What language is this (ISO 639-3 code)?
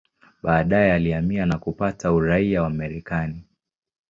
swa